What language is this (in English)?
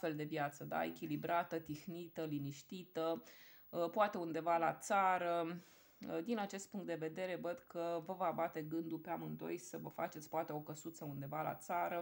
Romanian